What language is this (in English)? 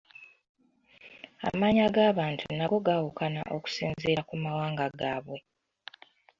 Ganda